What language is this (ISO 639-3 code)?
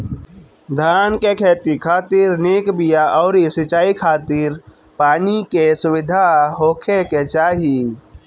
bho